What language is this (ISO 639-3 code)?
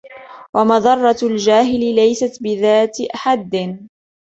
ara